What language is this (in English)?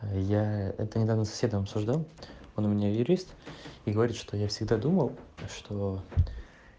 Russian